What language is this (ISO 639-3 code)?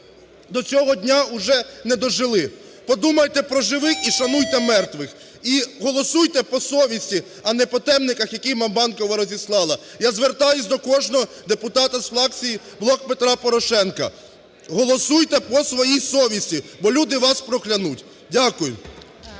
ukr